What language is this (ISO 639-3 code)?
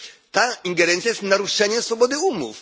pol